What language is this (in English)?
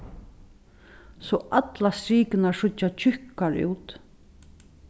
Faroese